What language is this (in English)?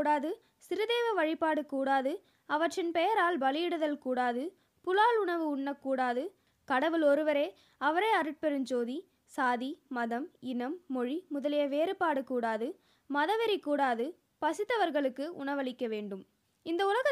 Tamil